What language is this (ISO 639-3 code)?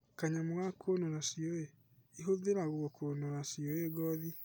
kik